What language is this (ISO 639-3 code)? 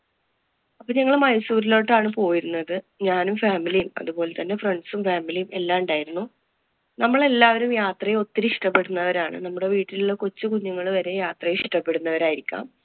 mal